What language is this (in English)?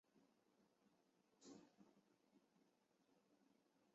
Chinese